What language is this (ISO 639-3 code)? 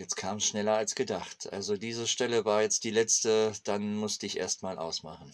deu